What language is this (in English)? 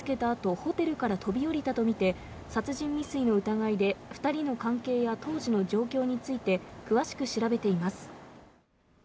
Japanese